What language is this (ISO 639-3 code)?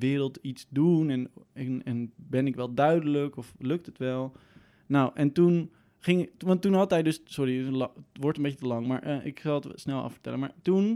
nld